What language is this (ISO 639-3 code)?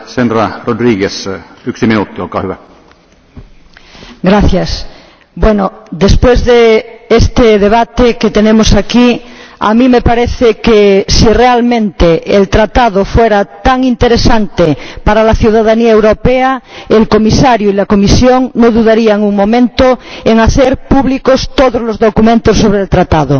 spa